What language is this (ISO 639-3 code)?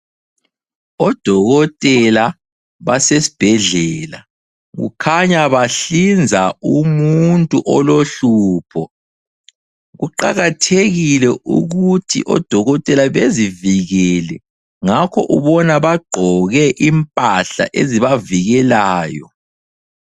nde